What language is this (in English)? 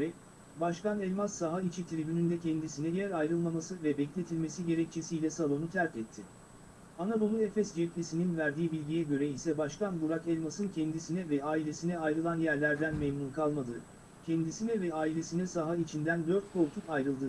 Turkish